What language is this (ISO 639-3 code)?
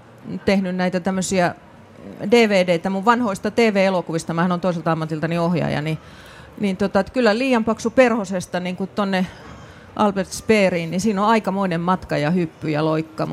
fin